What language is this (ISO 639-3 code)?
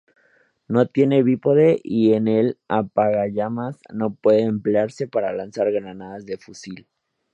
spa